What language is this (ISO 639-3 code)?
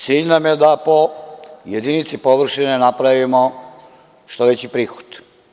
srp